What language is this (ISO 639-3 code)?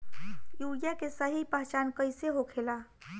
bho